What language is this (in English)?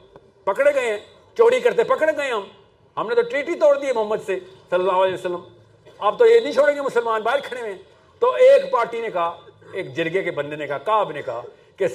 Urdu